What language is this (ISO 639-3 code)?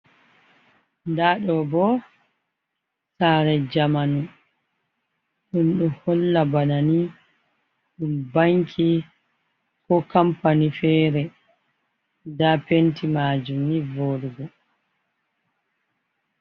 ful